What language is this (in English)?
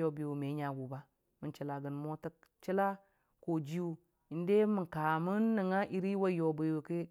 Dijim-Bwilim